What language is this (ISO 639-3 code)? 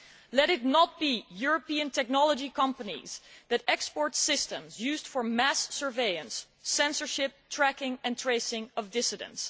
eng